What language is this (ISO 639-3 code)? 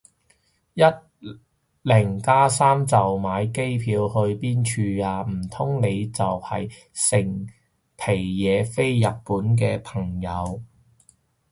yue